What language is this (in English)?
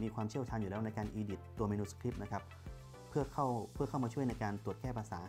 Thai